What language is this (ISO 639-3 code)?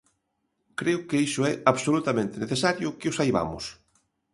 glg